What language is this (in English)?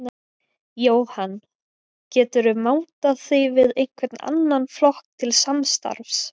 Icelandic